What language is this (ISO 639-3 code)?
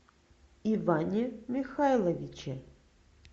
rus